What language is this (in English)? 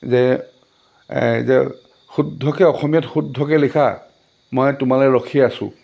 Assamese